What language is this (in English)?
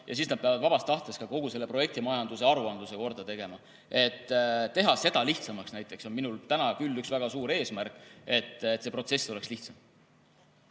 Estonian